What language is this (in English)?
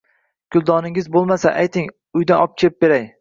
Uzbek